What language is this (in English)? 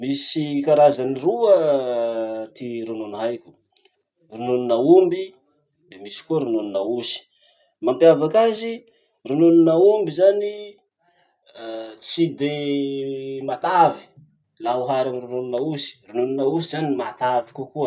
Masikoro Malagasy